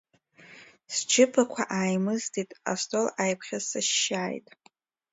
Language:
Abkhazian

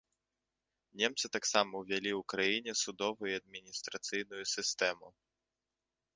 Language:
Belarusian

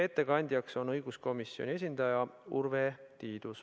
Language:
Estonian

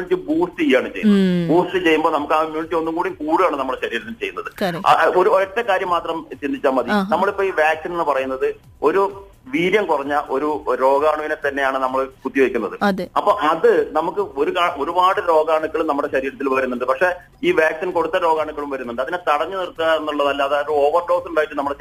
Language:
Malayalam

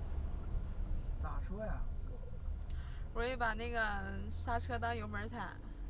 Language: Chinese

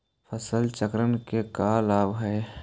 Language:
Magahi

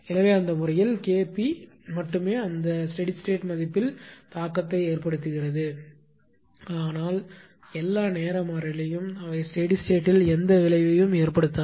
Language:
Tamil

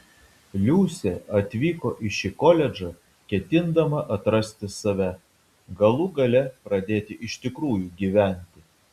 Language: Lithuanian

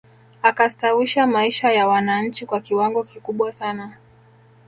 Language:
Swahili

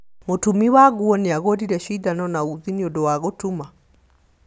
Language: Kikuyu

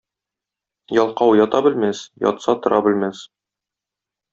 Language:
Tatar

